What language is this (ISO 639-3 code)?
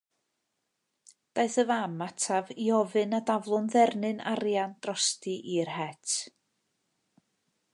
cym